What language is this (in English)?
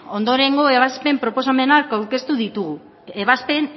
Basque